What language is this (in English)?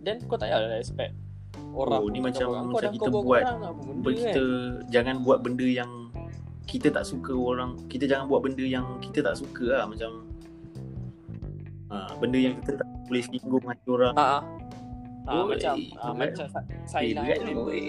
Malay